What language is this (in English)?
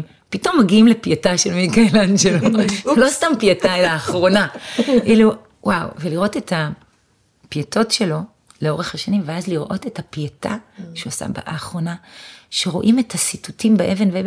Hebrew